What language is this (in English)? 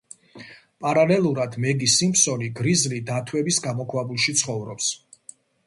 Georgian